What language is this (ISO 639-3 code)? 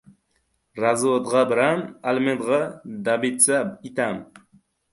uzb